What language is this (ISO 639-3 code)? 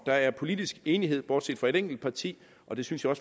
dan